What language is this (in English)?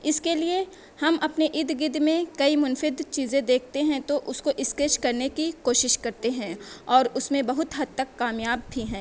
Urdu